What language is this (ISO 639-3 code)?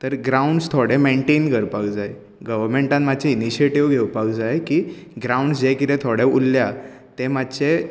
kok